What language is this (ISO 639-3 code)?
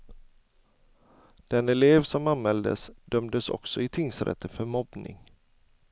swe